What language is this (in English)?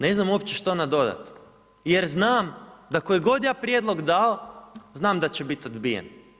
Croatian